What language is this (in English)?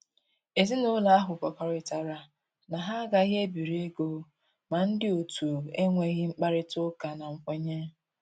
Igbo